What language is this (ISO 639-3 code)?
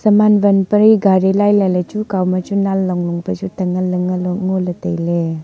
nnp